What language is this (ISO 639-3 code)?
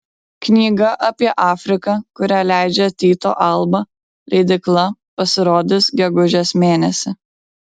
lit